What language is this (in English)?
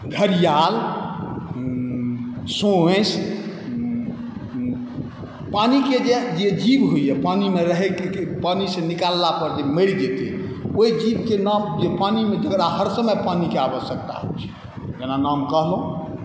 Maithili